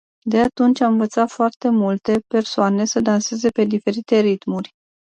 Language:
Romanian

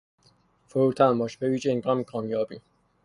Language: Persian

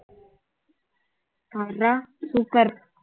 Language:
Tamil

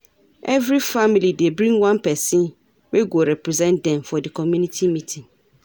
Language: Nigerian Pidgin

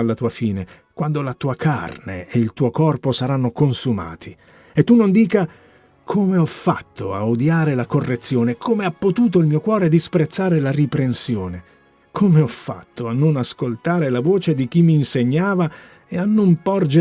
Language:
Italian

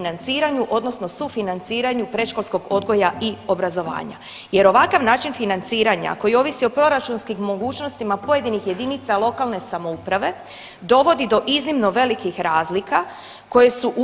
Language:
Croatian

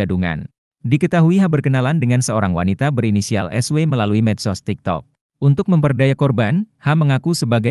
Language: Indonesian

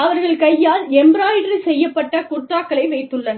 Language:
Tamil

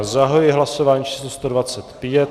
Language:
Czech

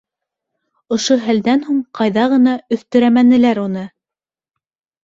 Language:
Bashkir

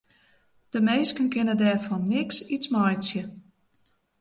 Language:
Western Frisian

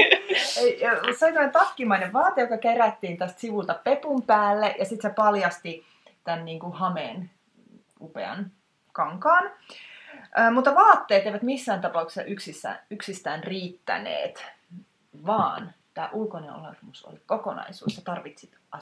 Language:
Finnish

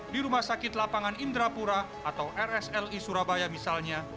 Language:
Indonesian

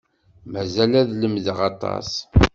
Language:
Kabyle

